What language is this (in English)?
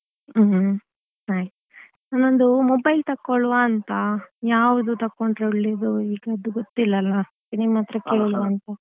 Kannada